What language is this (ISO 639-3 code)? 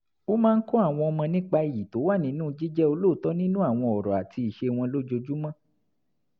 yor